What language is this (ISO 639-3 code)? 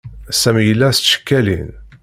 kab